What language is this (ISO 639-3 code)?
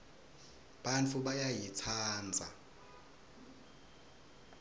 ssw